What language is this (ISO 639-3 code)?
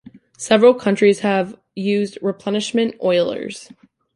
eng